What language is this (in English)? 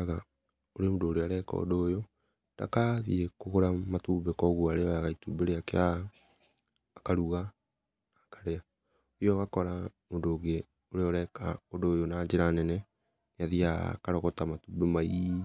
Kikuyu